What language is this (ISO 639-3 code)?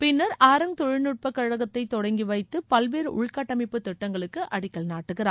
tam